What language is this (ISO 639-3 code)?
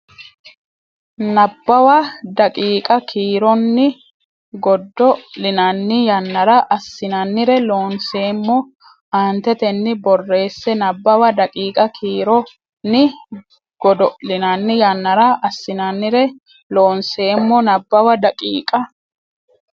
sid